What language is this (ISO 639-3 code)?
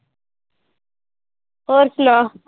pan